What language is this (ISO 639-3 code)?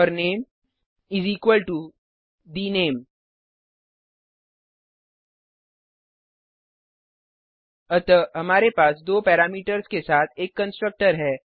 hin